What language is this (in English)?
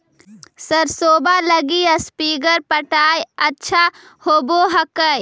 Magahi